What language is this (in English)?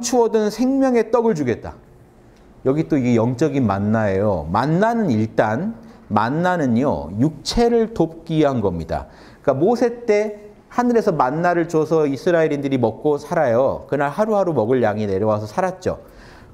Korean